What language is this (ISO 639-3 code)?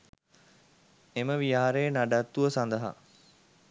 sin